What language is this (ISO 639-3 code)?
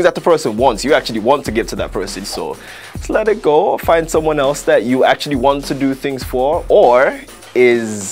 eng